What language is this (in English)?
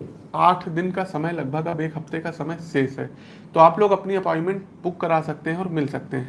Hindi